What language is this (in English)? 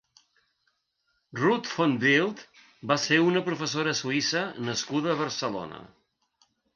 Catalan